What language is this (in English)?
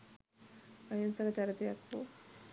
Sinhala